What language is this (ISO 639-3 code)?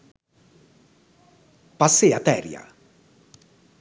sin